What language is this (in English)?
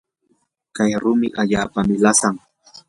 Yanahuanca Pasco Quechua